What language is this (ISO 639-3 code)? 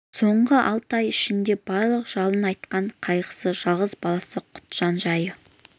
kaz